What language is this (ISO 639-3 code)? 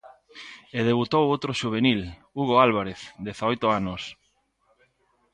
glg